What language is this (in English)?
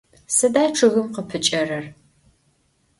Adyghe